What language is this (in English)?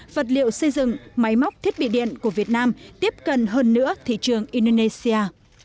Vietnamese